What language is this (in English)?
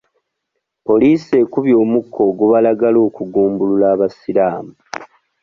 Ganda